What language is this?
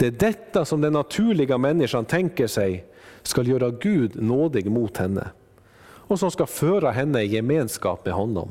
Swedish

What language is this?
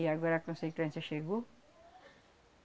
Portuguese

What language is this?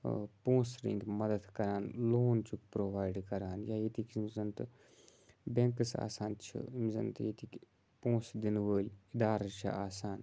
Kashmiri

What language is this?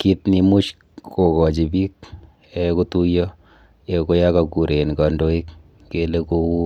Kalenjin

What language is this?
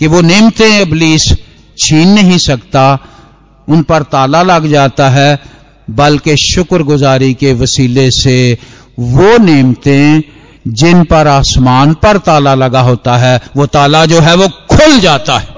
Hindi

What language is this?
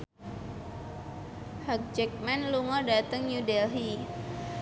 Javanese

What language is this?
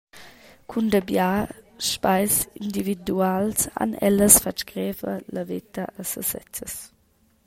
Romansh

